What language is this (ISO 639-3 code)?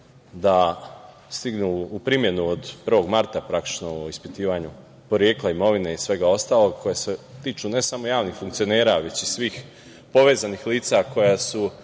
srp